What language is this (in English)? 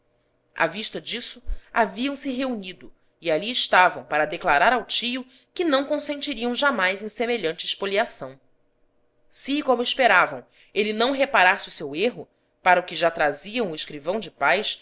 Portuguese